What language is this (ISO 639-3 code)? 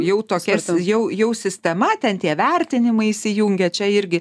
lit